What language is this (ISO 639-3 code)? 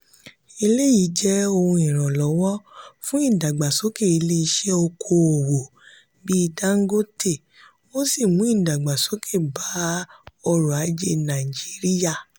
yor